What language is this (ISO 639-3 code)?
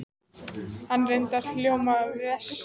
isl